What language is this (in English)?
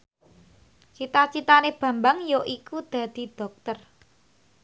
Javanese